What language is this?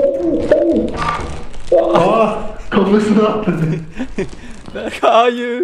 Turkish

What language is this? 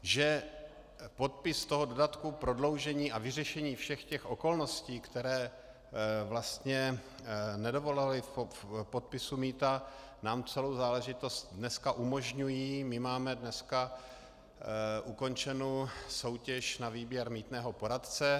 Czech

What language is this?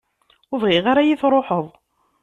Kabyle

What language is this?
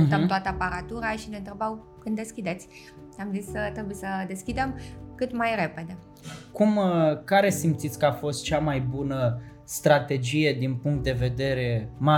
Romanian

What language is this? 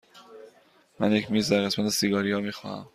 Persian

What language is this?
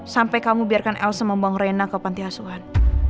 Indonesian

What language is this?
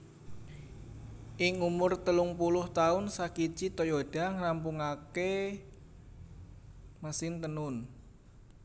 Javanese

